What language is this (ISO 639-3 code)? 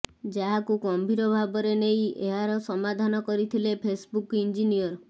ori